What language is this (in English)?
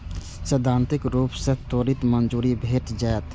Maithili